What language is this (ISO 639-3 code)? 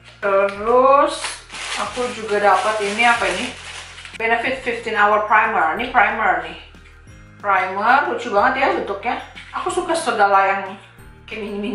ind